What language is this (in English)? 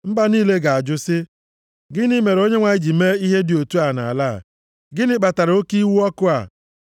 Igbo